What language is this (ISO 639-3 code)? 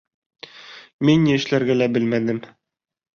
bak